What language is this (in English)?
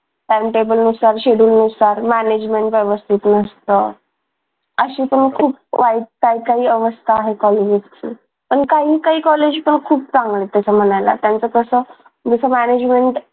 Marathi